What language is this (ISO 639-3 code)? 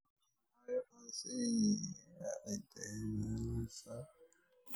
som